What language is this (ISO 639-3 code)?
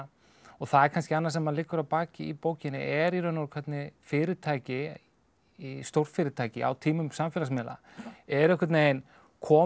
isl